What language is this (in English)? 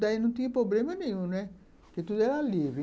Portuguese